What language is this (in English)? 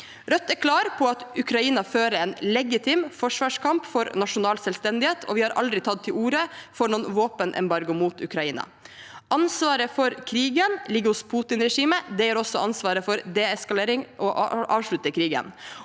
Norwegian